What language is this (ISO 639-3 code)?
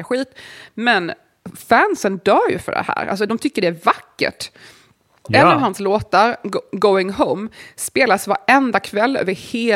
swe